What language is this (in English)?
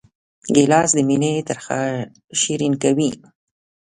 Pashto